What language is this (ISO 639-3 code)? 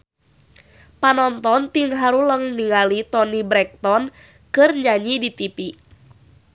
sun